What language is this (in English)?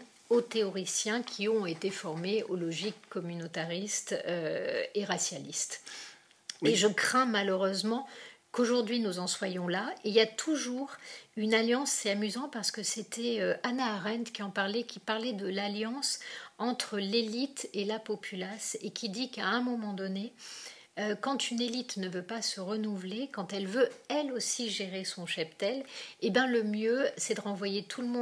French